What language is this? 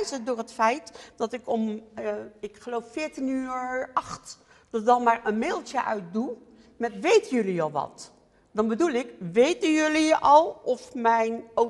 Dutch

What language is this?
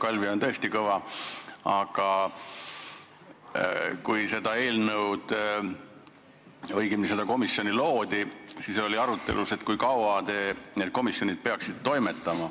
Estonian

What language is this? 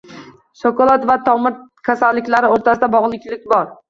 Uzbek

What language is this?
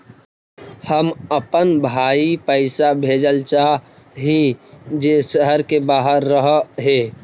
Magahi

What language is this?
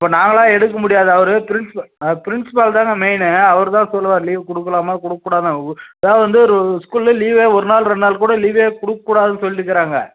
Tamil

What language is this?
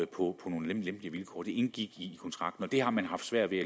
Danish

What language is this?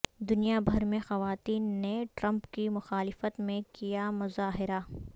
Urdu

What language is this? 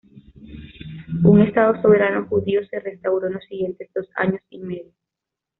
Spanish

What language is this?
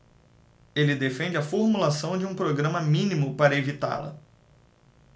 Portuguese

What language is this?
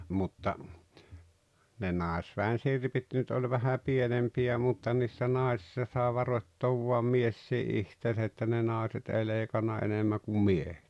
Finnish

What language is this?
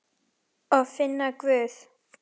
Icelandic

